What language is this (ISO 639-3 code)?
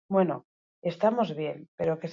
eus